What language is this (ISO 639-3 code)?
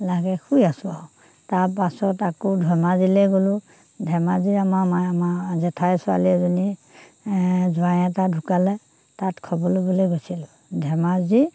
asm